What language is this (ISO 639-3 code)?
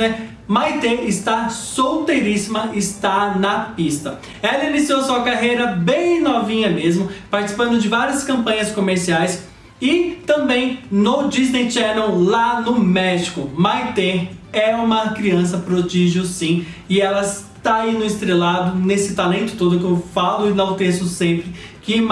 por